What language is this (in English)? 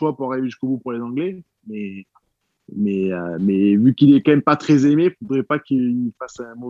French